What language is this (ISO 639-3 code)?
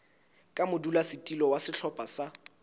sot